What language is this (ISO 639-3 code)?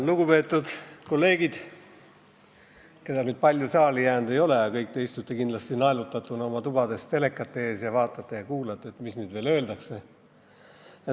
est